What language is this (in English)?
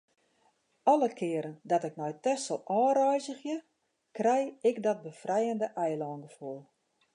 Western Frisian